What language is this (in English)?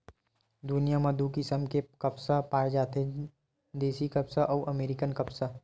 Chhattisgarhi